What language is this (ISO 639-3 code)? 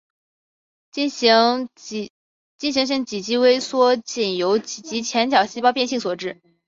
zho